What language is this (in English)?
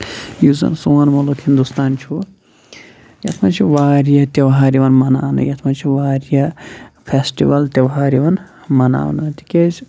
Kashmiri